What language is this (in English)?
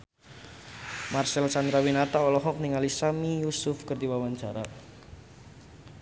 Sundanese